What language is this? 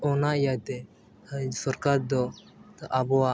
Santali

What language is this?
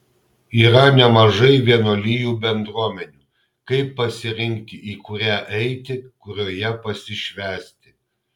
Lithuanian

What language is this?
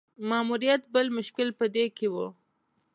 Pashto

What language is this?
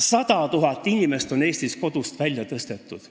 Estonian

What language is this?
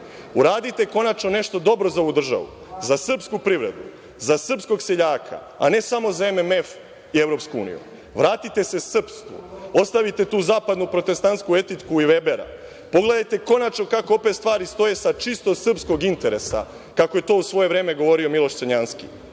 Serbian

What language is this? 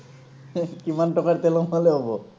Assamese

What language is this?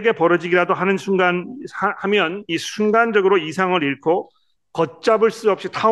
Korean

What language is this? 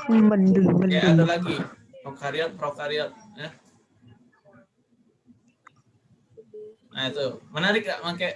Indonesian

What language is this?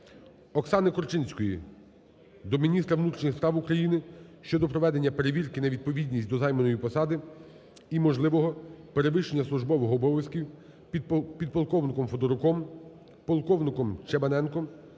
Ukrainian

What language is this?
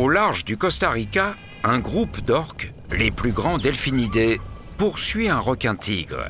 French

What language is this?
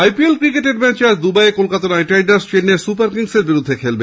Bangla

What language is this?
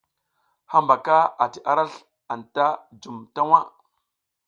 South Giziga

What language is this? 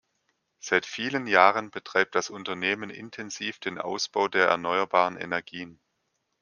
German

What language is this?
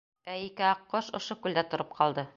Bashkir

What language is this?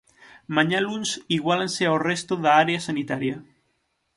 Galician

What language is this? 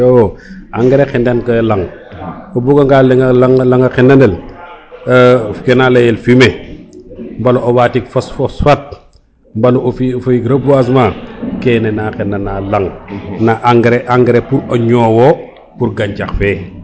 Serer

